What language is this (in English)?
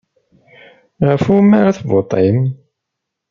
Kabyle